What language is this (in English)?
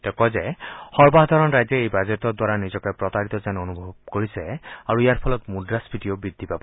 Assamese